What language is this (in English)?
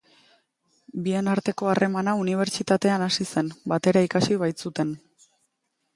Basque